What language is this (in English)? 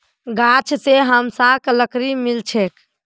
Magahi